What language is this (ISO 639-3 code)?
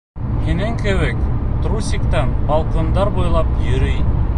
bak